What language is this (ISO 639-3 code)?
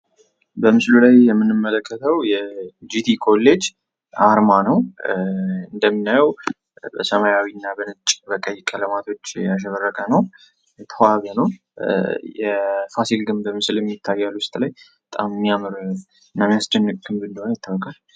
amh